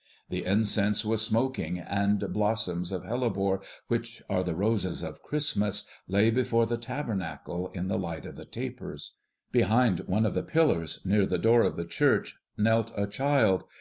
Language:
English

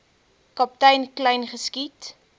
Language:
Afrikaans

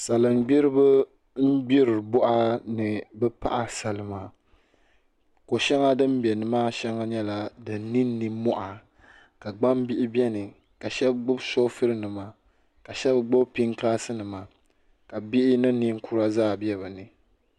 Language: Dagbani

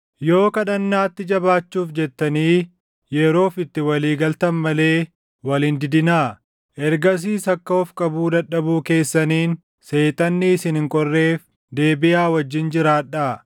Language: Oromo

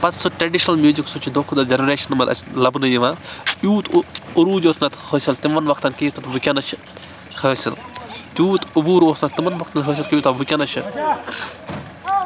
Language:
Kashmiri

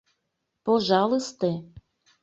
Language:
Mari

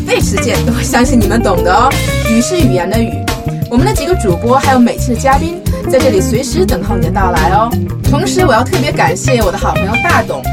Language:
Chinese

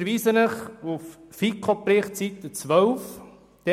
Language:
Swiss German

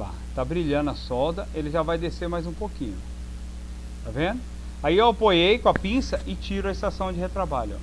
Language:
Portuguese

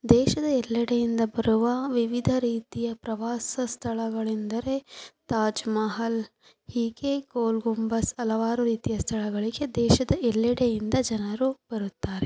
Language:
Kannada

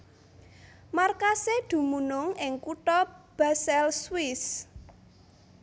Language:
Javanese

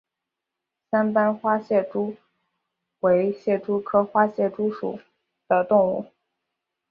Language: Chinese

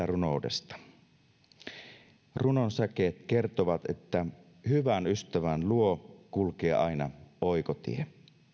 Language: Finnish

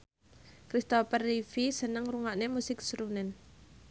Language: Javanese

